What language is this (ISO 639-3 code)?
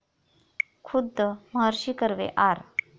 mar